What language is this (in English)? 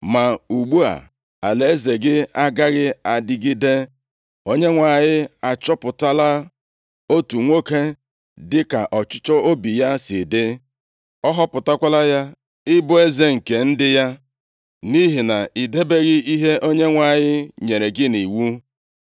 Igbo